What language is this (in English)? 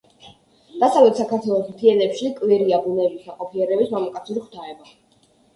Georgian